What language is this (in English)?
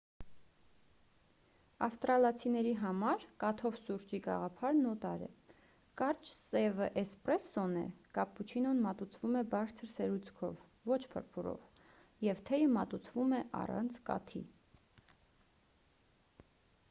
Armenian